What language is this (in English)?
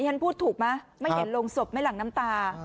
Thai